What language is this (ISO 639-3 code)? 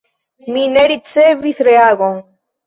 epo